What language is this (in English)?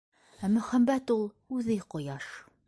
Bashkir